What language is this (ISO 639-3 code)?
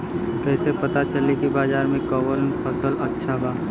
bho